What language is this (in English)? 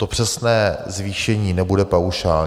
Czech